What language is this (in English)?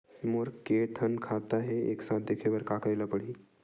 Chhattisgarhi